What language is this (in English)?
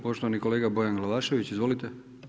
Croatian